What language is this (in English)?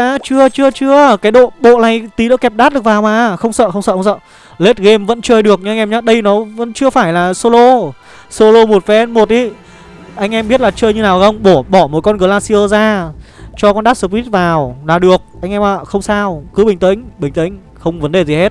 Vietnamese